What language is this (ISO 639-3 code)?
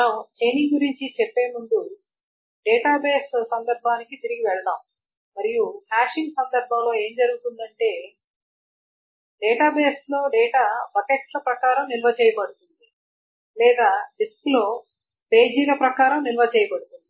tel